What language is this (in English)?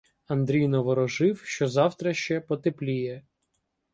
Ukrainian